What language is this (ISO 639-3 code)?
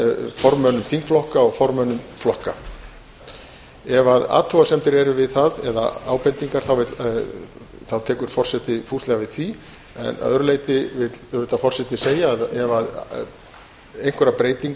isl